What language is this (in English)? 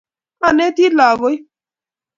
Kalenjin